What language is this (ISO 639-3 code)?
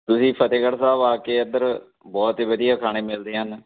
pan